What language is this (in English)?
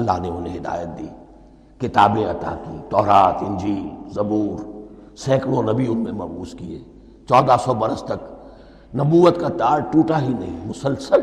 Urdu